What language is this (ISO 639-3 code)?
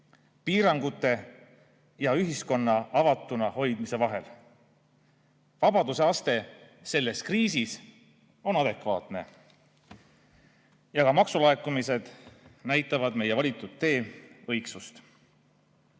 est